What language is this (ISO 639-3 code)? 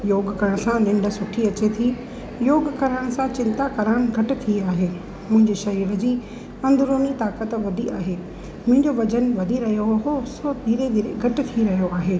snd